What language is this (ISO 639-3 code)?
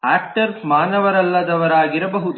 kan